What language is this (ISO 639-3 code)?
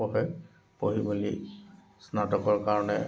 asm